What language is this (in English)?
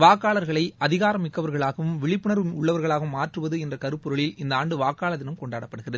Tamil